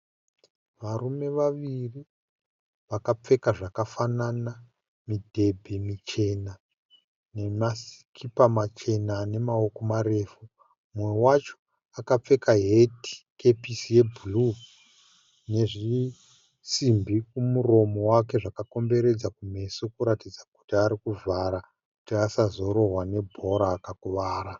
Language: Shona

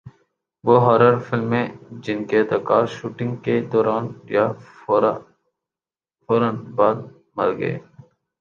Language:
Urdu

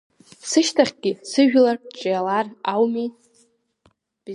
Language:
Abkhazian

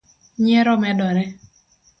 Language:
Luo (Kenya and Tanzania)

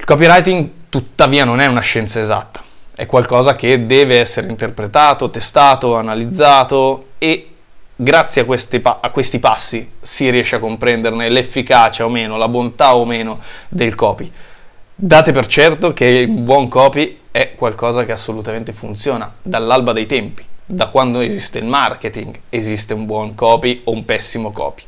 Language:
Italian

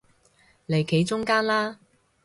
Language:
Cantonese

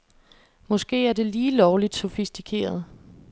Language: Danish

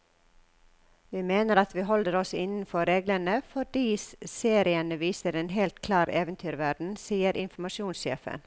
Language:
Norwegian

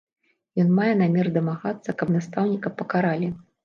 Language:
Belarusian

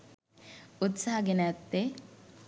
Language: Sinhala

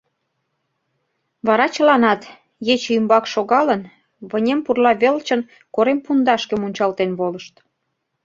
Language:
Mari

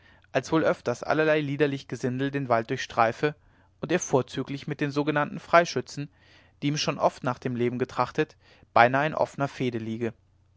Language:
German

